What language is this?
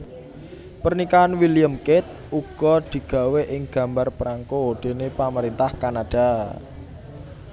Javanese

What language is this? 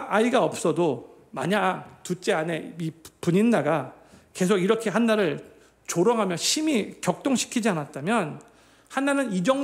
Korean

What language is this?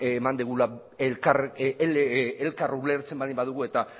Basque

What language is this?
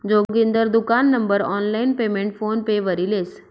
Marathi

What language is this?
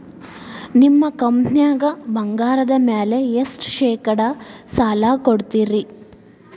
Kannada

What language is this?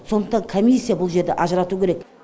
Kazakh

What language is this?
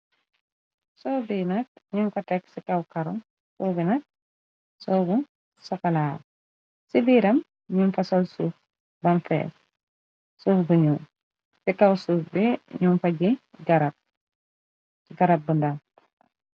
Wolof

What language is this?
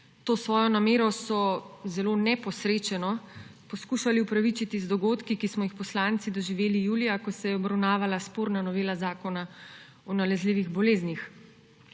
Slovenian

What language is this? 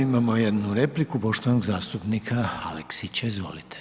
Croatian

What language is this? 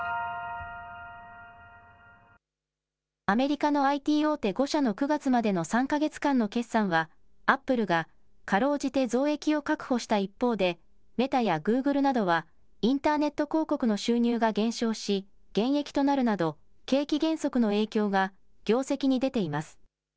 Japanese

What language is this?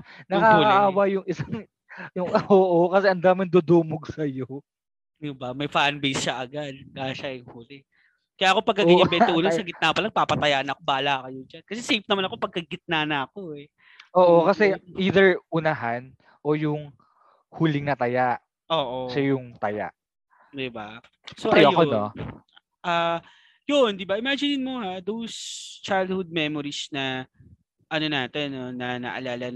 Filipino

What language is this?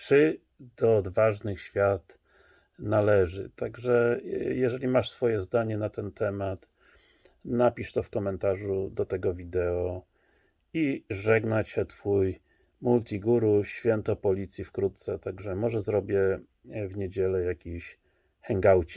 Polish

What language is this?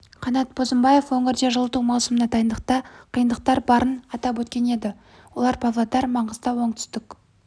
Kazakh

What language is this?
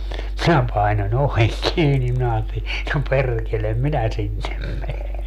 Finnish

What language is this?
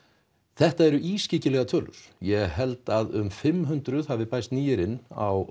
Icelandic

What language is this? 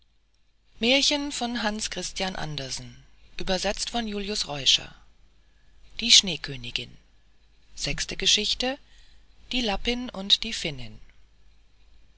German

